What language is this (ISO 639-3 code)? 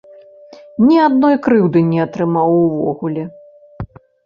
bel